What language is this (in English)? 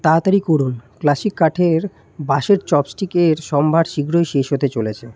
Bangla